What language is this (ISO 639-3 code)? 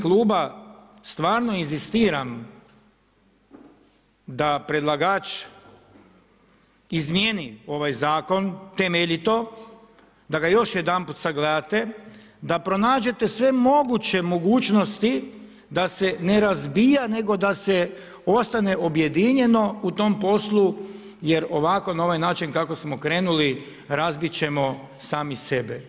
hrv